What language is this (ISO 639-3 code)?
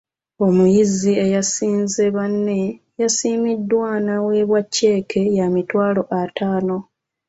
lug